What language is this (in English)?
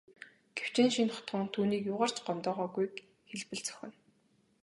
Mongolian